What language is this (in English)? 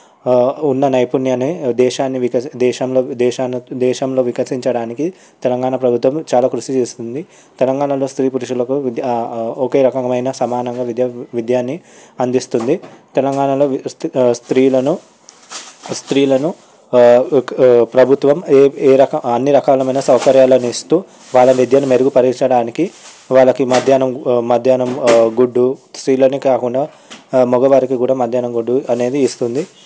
Telugu